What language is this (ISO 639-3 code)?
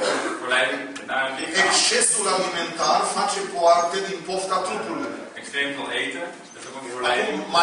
ron